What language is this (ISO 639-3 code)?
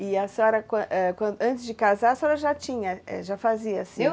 por